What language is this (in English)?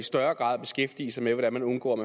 Danish